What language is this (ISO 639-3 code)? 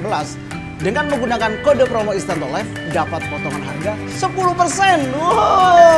ind